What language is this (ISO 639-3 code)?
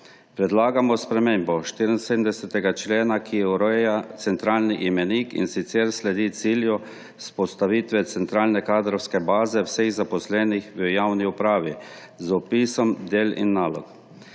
slv